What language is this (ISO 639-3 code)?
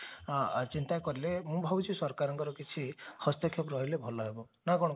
ori